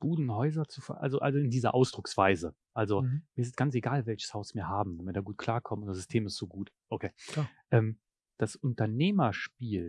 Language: German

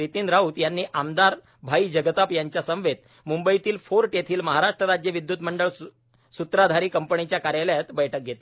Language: Marathi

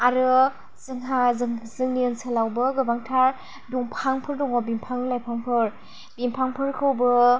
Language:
Bodo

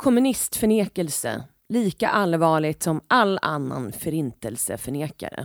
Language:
Swedish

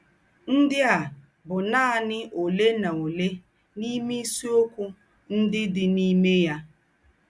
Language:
Igbo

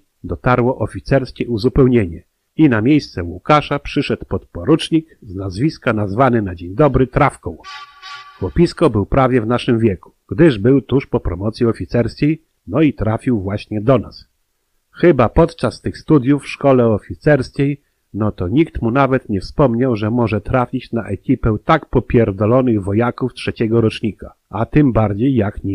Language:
Polish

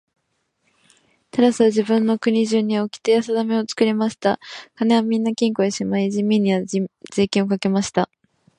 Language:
Japanese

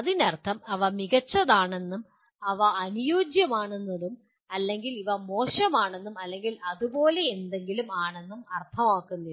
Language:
Malayalam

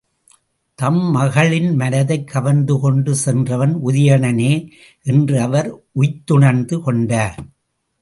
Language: Tamil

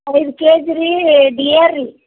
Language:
Kannada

